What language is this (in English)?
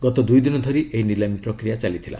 Odia